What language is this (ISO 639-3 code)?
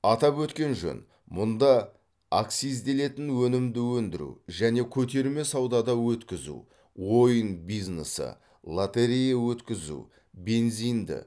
kaz